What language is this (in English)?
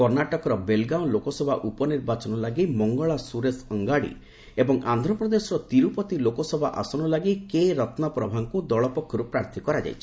Odia